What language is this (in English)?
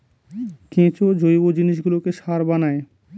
Bangla